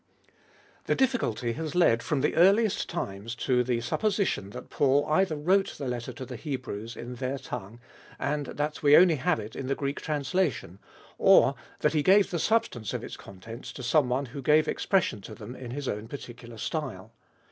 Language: English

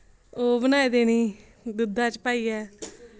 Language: Dogri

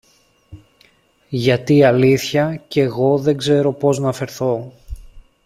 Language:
Greek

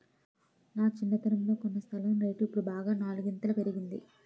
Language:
Telugu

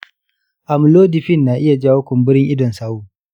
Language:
Hausa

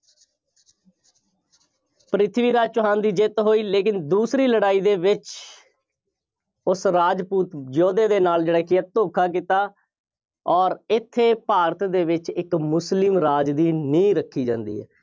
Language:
Punjabi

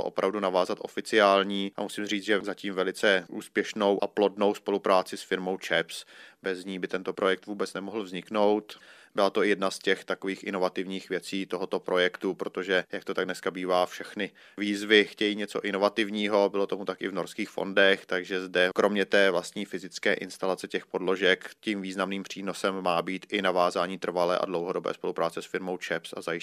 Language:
Czech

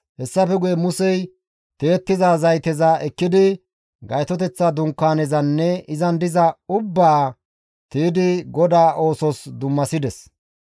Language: Gamo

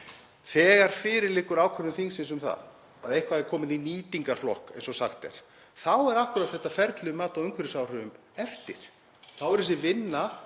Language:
Icelandic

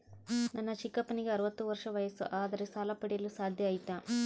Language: Kannada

